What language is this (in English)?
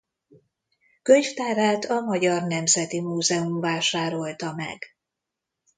Hungarian